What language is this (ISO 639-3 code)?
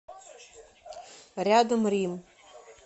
rus